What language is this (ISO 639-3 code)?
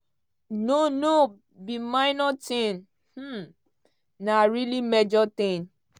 pcm